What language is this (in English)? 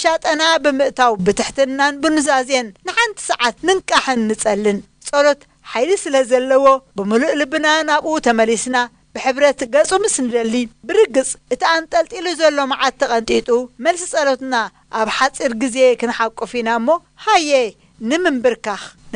Arabic